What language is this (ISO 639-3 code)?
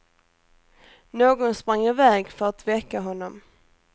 swe